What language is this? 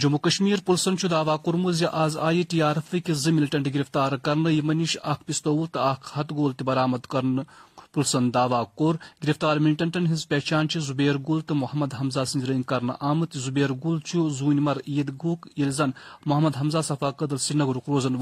Urdu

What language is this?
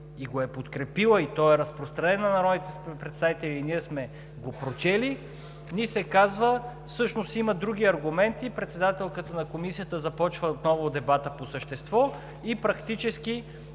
Bulgarian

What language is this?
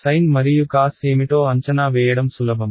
Telugu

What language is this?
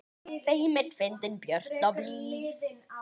Icelandic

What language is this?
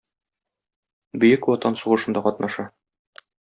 Tatar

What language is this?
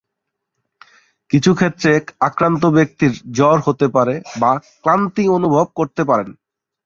Bangla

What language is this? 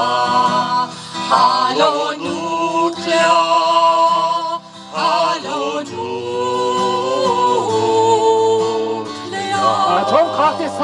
German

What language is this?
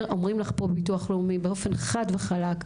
Hebrew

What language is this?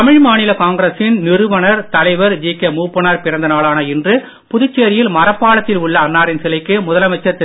Tamil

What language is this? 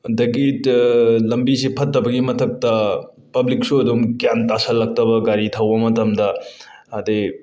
Manipuri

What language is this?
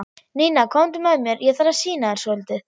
Icelandic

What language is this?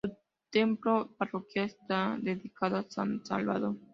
Spanish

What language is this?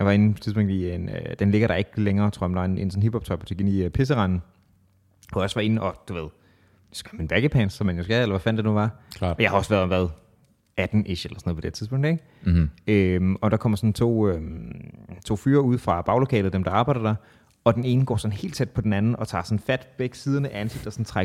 Danish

